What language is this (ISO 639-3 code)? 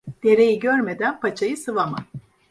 tur